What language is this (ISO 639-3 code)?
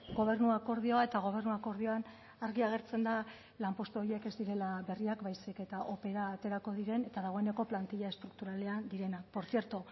eus